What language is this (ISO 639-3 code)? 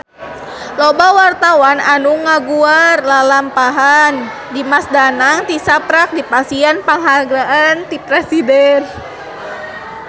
sun